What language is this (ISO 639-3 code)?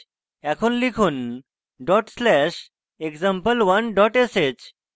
ben